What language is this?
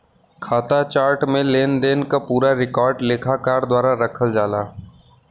Bhojpuri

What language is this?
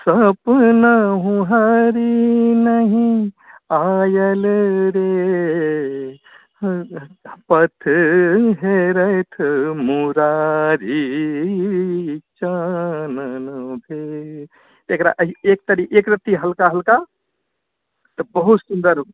Maithili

